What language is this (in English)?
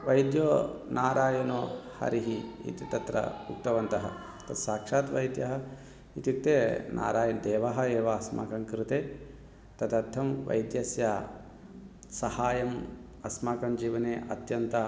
Sanskrit